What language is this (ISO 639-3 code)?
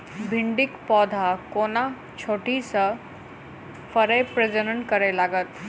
mai